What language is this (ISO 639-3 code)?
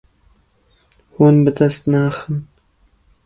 kur